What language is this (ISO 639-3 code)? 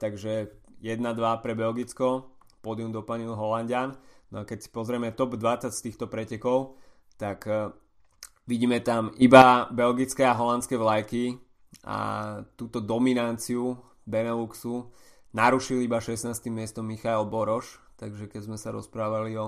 slk